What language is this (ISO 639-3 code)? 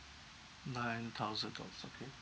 eng